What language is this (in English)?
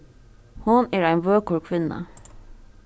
Faroese